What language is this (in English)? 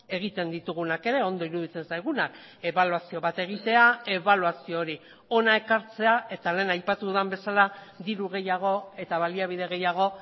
Basque